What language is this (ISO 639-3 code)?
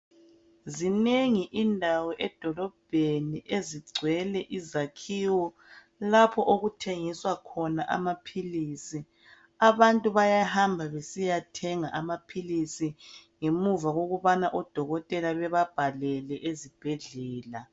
nde